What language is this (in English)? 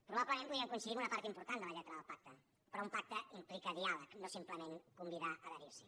Catalan